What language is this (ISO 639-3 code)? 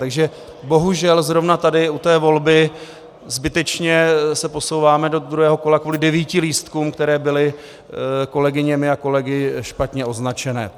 ces